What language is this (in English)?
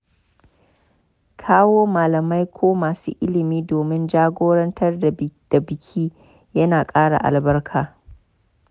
Hausa